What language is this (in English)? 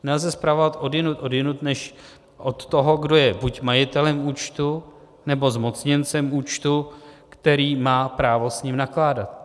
Czech